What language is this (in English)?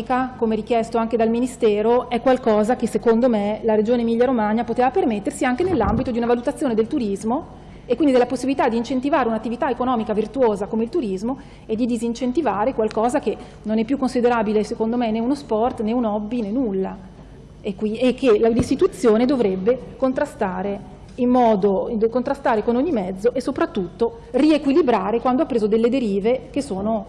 Italian